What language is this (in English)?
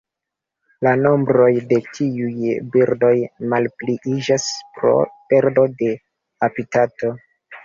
Esperanto